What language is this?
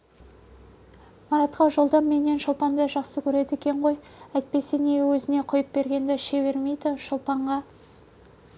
Kazakh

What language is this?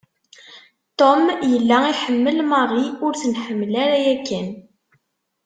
Kabyle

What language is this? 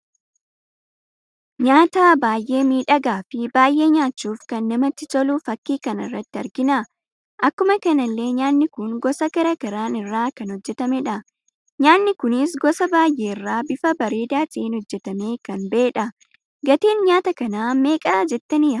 Oromo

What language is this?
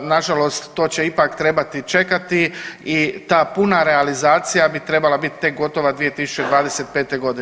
Croatian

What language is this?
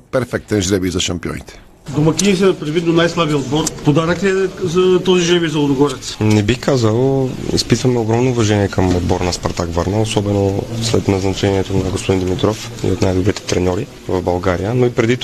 Bulgarian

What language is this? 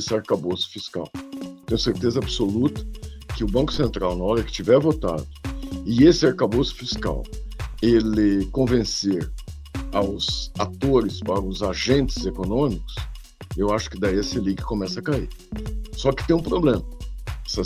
Portuguese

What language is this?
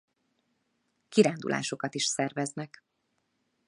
Hungarian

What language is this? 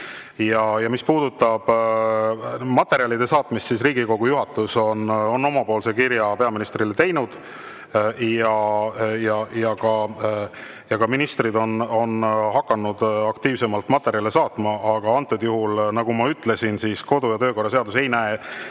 Estonian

